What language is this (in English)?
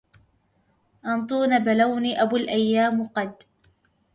Arabic